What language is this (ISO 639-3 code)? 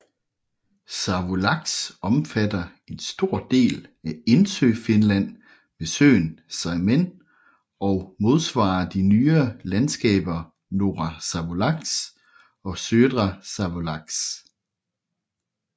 dan